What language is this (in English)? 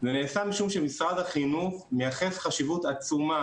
Hebrew